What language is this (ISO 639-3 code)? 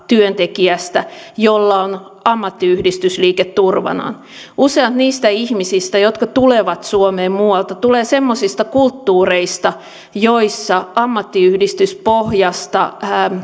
fin